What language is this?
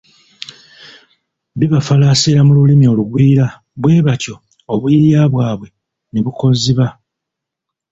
Ganda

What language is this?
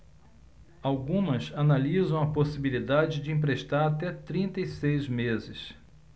Portuguese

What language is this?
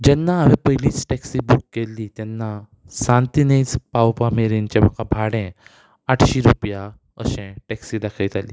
Konkani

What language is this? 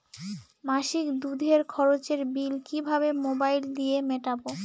Bangla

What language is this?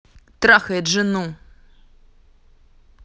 Russian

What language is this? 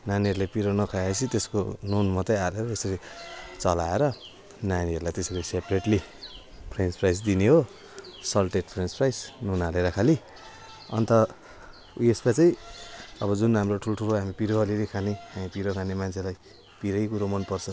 Nepali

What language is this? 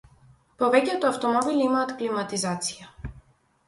Macedonian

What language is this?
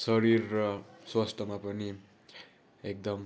Nepali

